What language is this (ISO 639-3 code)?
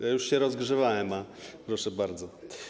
pol